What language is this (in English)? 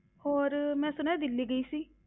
Punjabi